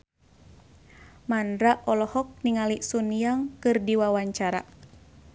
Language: Sundanese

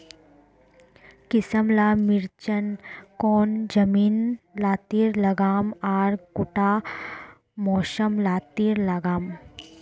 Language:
Magahi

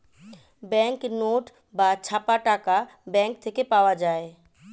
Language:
Bangla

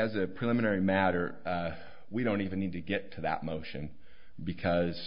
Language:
English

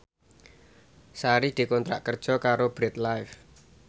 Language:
Javanese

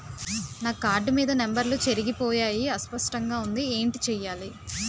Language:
Telugu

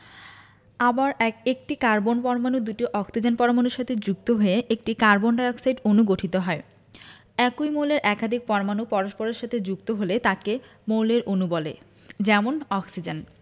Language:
Bangla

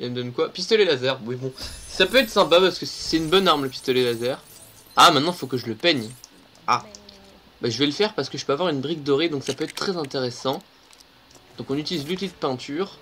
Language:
French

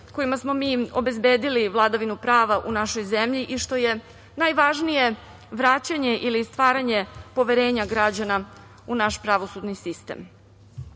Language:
Serbian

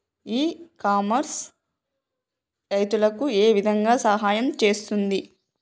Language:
Telugu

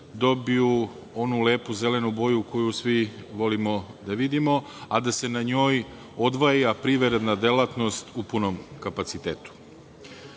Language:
Serbian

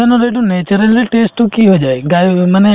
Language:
Assamese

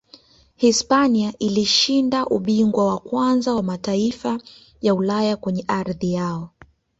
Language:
Swahili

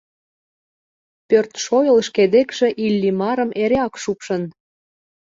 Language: Mari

